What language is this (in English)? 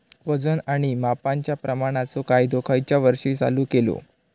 Marathi